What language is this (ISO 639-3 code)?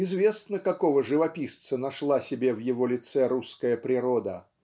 rus